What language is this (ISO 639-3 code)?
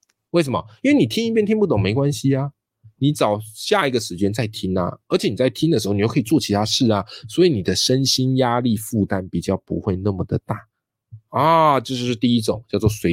zho